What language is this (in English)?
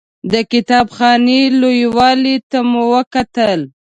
Pashto